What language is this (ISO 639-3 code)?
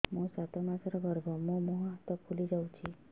ori